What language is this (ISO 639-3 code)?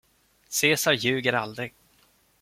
swe